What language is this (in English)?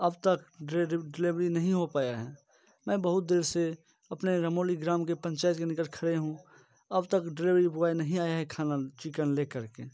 Hindi